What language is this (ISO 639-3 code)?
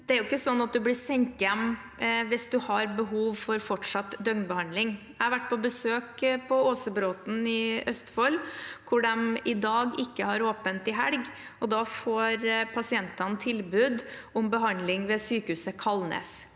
nor